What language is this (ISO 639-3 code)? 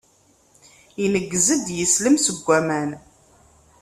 kab